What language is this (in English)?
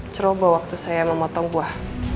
Indonesian